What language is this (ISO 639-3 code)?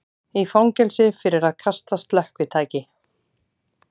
isl